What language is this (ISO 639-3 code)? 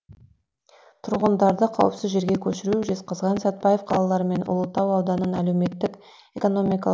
kaz